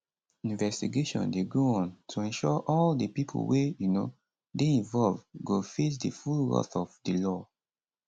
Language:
Nigerian Pidgin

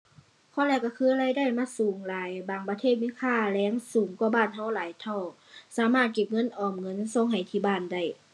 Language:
Thai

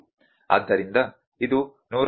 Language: Kannada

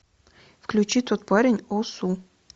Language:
Russian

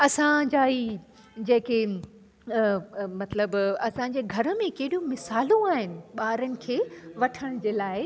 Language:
Sindhi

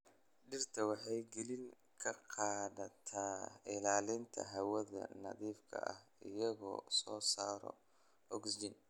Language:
Somali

